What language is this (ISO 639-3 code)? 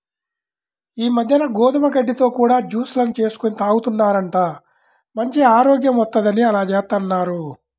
tel